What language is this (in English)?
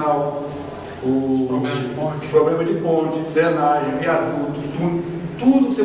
Portuguese